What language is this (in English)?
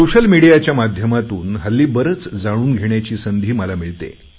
Marathi